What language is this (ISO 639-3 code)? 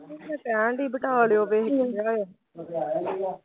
pan